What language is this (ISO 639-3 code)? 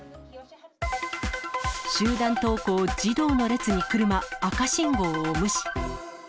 jpn